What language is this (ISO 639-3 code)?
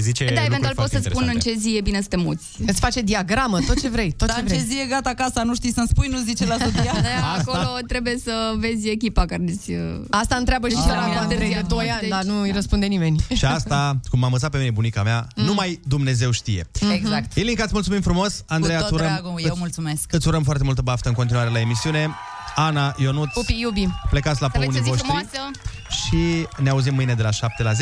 ron